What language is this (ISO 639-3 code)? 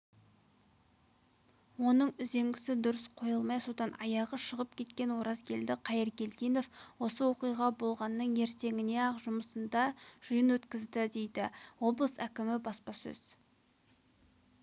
kaz